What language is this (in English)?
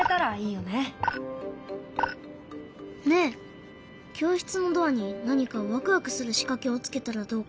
Japanese